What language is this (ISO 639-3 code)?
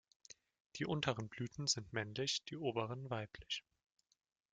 deu